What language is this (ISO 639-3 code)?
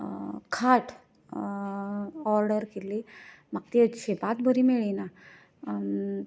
kok